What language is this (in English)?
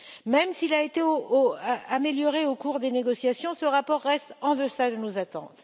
French